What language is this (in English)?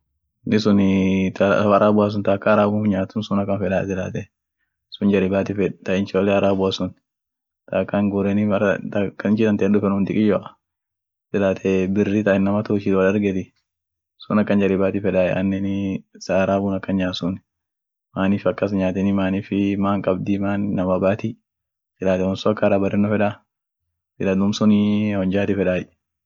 Orma